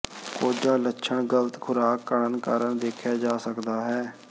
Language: Punjabi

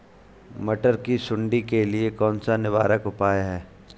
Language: Hindi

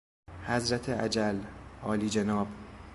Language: Persian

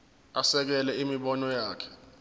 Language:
Zulu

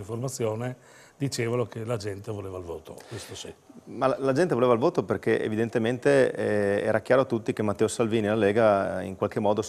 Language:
Italian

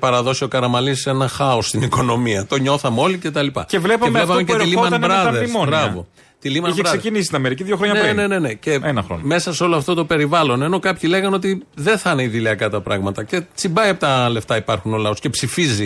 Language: Greek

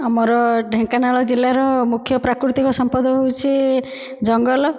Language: Odia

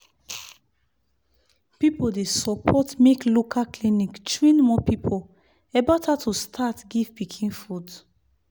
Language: Nigerian Pidgin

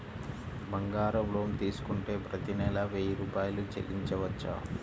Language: Telugu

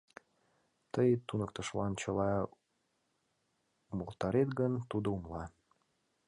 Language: Mari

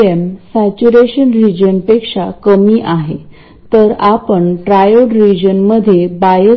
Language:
Marathi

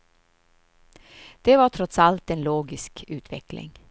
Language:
Swedish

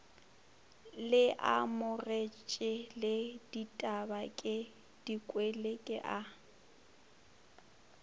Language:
Northern Sotho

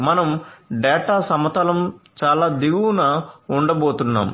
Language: Telugu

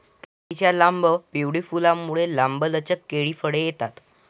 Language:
Marathi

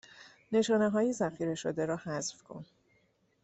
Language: Persian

